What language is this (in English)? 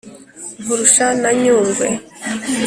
Kinyarwanda